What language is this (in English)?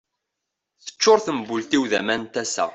Kabyle